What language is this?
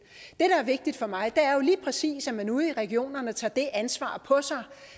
Danish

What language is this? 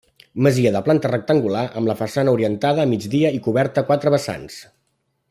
Catalan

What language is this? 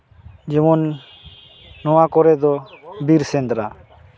Santali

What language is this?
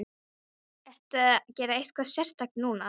Icelandic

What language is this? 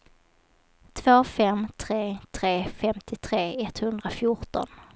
Swedish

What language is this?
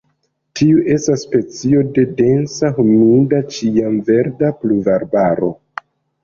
Esperanto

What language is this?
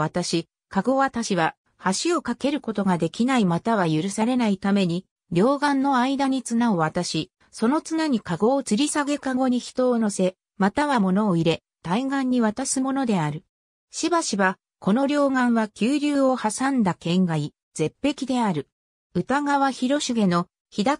Japanese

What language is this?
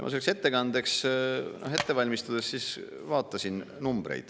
Estonian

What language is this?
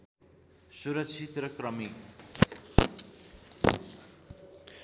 Nepali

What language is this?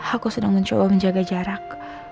Indonesian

